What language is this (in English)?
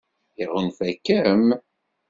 Kabyle